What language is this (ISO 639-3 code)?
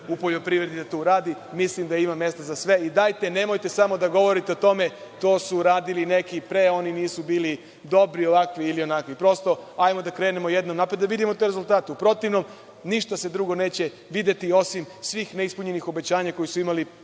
srp